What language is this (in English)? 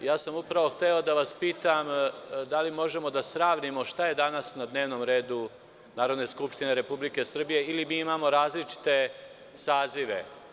Serbian